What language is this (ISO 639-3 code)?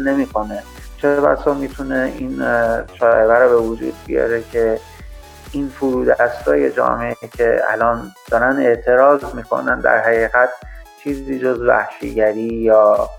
fas